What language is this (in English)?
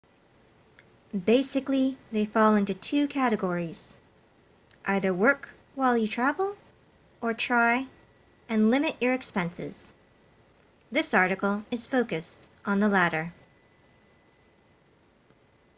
English